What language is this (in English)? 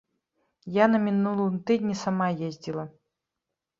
Belarusian